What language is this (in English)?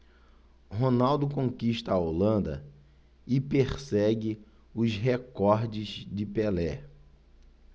Portuguese